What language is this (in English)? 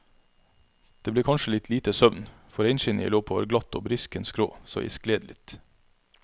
Norwegian